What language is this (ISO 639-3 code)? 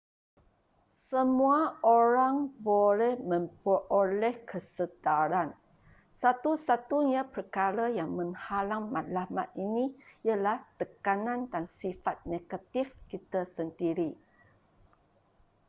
msa